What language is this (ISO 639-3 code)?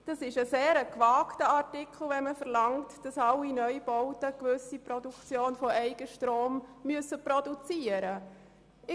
gsw